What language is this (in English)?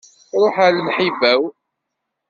Kabyle